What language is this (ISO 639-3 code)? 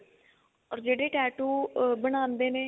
pan